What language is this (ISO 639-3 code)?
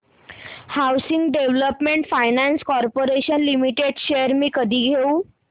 mar